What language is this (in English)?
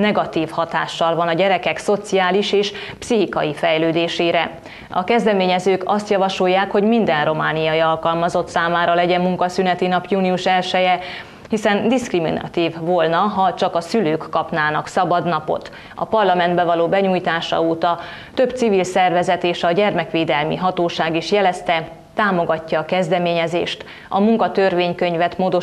Hungarian